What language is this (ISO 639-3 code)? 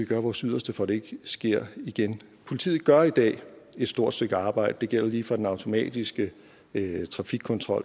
dan